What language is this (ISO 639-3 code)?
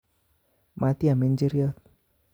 kln